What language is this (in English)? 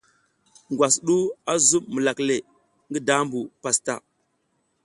South Giziga